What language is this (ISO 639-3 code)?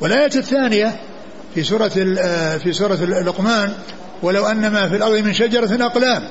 ara